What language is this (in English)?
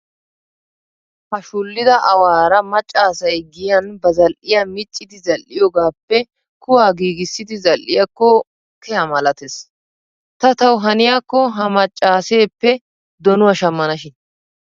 Wolaytta